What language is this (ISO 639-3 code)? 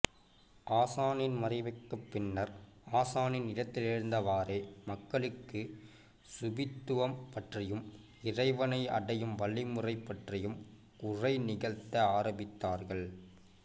tam